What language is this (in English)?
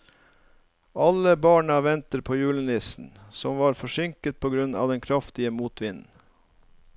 Norwegian